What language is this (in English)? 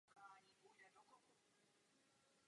Czech